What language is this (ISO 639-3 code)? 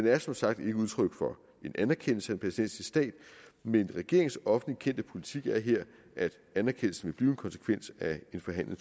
dan